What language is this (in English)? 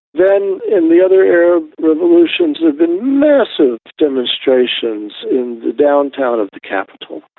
English